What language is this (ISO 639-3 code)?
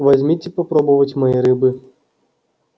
rus